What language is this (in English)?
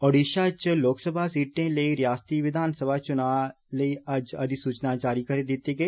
Dogri